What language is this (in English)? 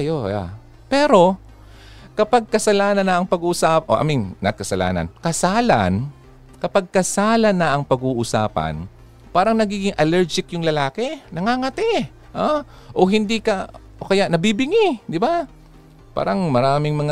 Filipino